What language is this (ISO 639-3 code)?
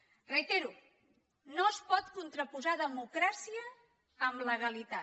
cat